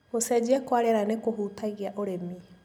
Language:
Kikuyu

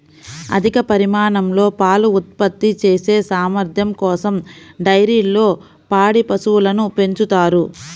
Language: Telugu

